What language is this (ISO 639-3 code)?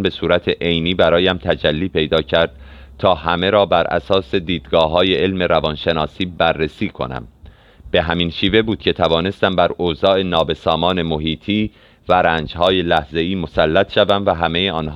fas